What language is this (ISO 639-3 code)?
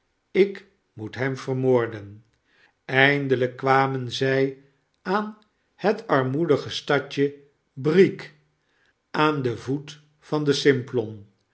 nld